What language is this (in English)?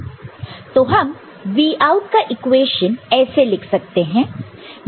Hindi